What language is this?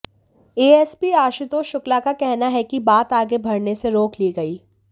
Hindi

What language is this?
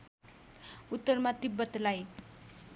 Nepali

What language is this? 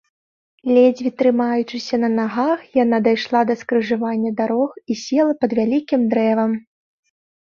Belarusian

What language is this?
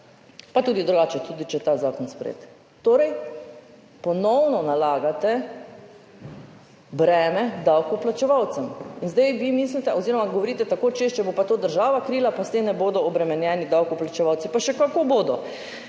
Slovenian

